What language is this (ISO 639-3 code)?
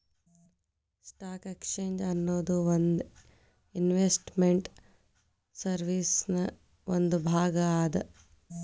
kan